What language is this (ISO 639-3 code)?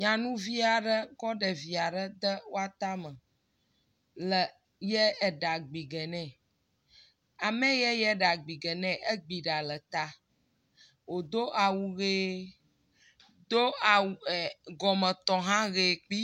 ewe